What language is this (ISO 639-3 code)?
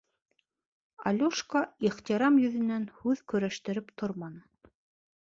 bak